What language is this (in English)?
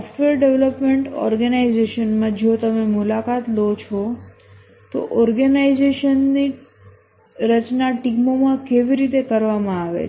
Gujarati